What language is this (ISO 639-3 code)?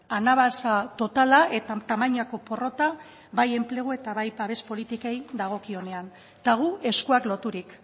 eus